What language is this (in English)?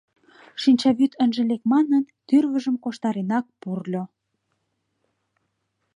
Mari